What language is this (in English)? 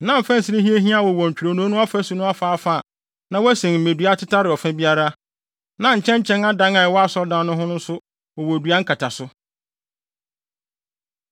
Akan